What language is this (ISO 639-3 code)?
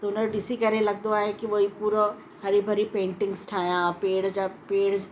snd